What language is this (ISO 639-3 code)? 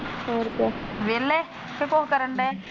pan